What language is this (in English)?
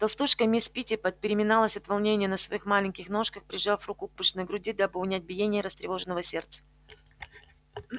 Russian